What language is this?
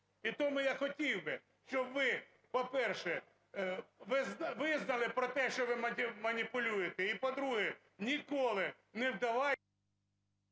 Ukrainian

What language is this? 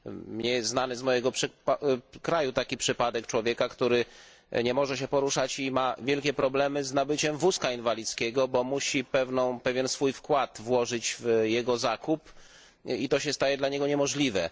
Polish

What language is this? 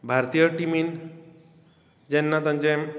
Konkani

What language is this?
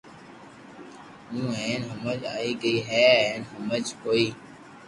Loarki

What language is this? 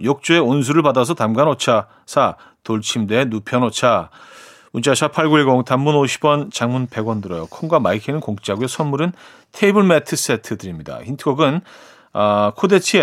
Korean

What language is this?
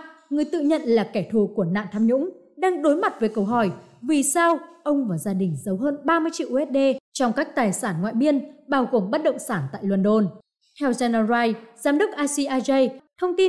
Vietnamese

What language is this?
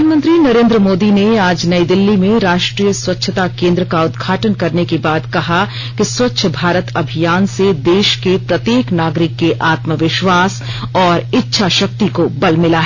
Hindi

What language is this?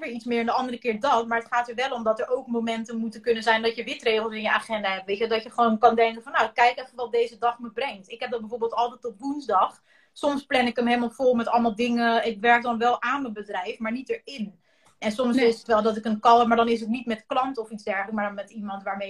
Dutch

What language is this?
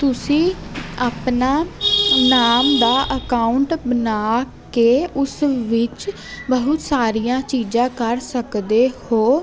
Punjabi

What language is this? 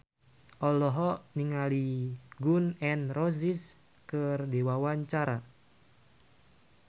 Sundanese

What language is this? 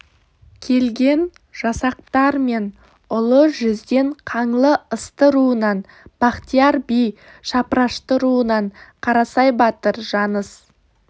Kazakh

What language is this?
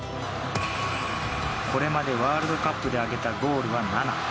Japanese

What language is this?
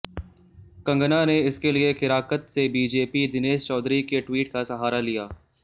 Hindi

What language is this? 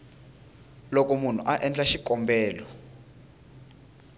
Tsonga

